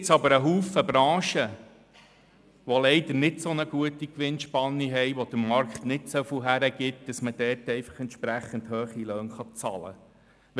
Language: Swiss German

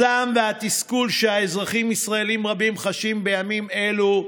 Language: Hebrew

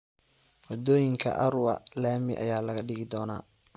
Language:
Somali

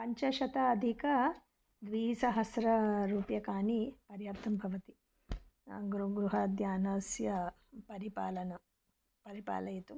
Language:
Sanskrit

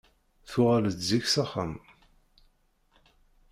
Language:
Kabyle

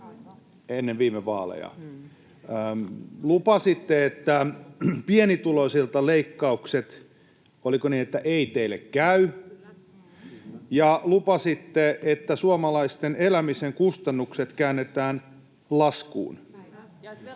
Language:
Finnish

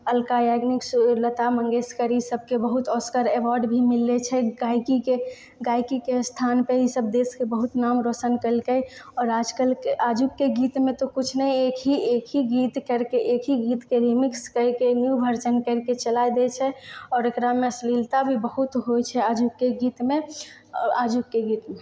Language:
Maithili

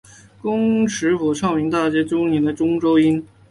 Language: Chinese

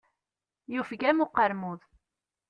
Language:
Kabyle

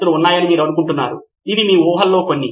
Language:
Telugu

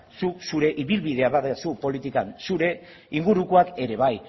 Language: Basque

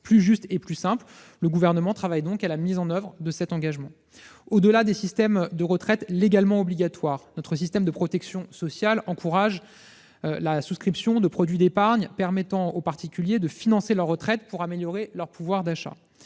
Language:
French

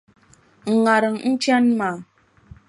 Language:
Dagbani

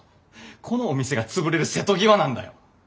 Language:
Japanese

